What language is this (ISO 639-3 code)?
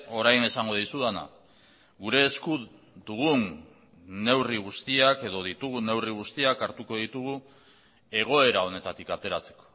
eus